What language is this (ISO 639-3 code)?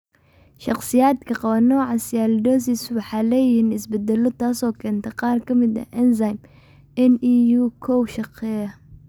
som